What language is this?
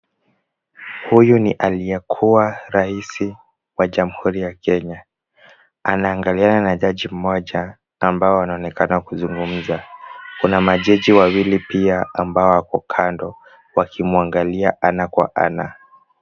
Swahili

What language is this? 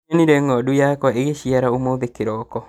Kikuyu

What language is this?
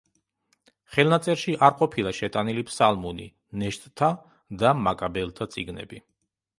Georgian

